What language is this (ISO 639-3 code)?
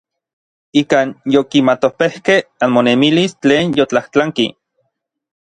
nlv